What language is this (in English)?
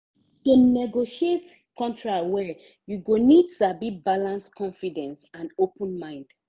Nigerian Pidgin